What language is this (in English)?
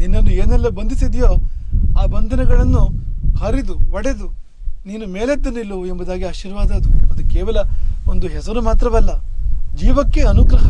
Kannada